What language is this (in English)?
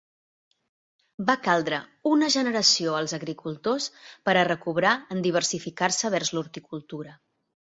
Catalan